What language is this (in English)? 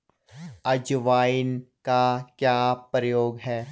Hindi